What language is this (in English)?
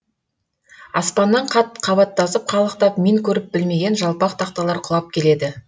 Kazakh